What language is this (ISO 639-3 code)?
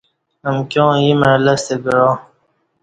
bsh